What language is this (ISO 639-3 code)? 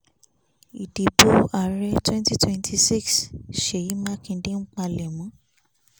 yor